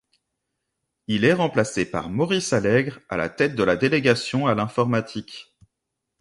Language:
French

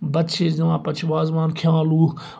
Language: Kashmiri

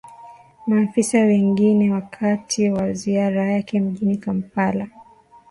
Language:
Swahili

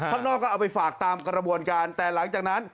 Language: Thai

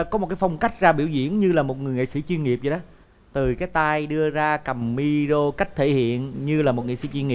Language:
Vietnamese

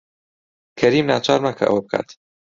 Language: Central Kurdish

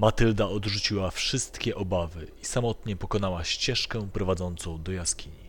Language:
Polish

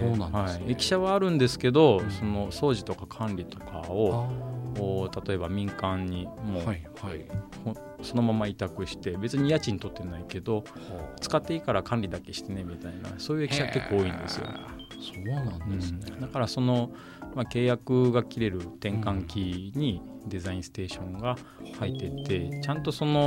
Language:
Japanese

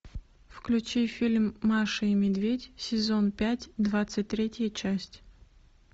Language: Russian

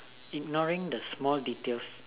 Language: English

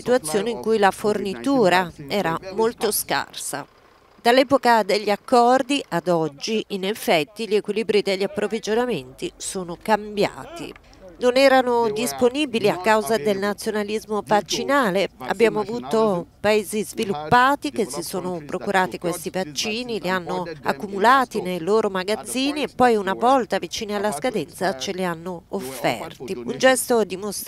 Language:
Italian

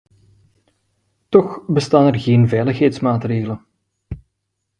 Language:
Dutch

